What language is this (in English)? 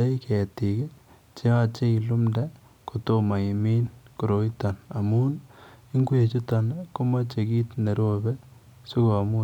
Kalenjin